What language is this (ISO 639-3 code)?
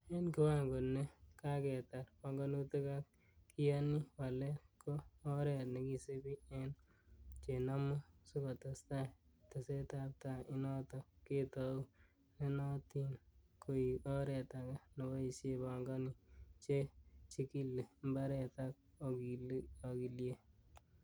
kln